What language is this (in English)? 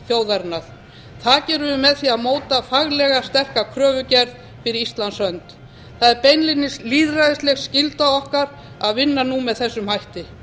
Icelandic